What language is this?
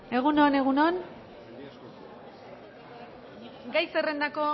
Basque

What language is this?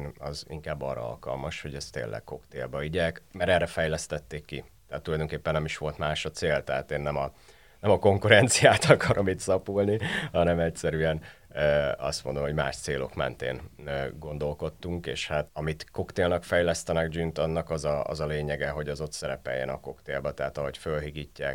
Hungarian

